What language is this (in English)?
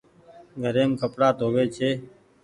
Goaria